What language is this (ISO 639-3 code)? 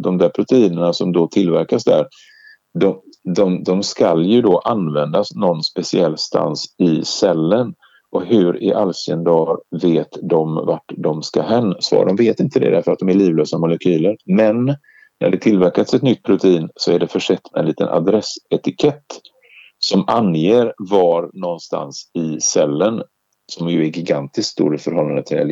swe